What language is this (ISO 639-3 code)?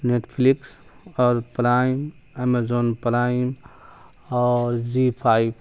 urd